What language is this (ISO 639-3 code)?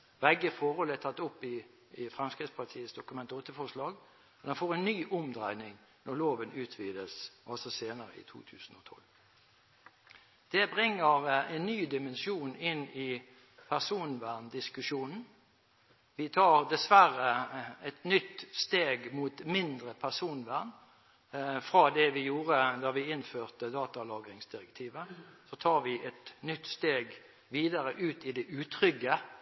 nob